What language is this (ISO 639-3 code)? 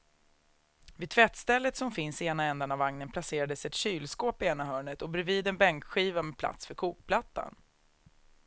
swe